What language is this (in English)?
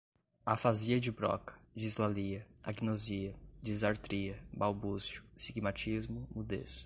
Portuguese